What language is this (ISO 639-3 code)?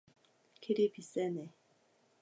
kor